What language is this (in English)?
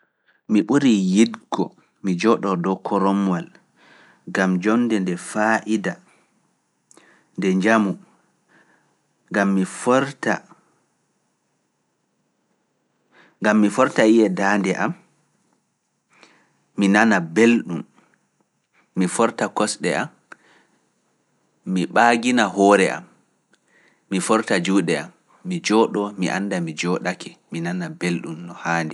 Fula